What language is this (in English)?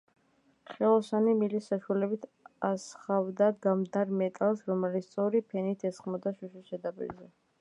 Georgian